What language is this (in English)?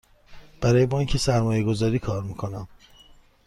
Persian